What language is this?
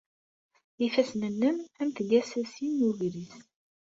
Kabyle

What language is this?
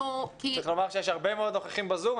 Hebrew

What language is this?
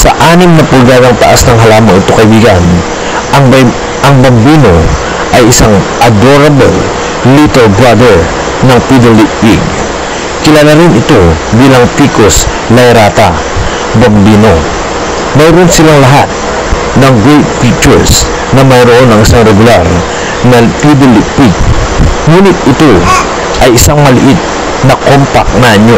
Filipino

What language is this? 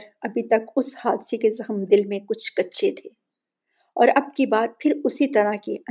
Urdu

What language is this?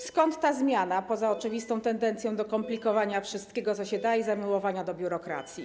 Polish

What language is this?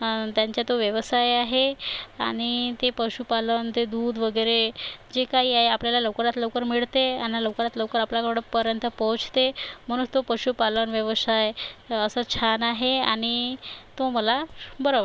Marathi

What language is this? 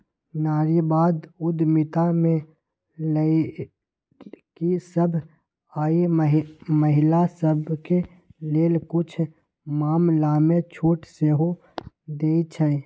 Magahi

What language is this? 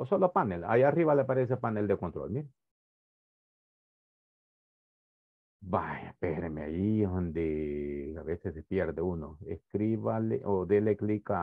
Spanish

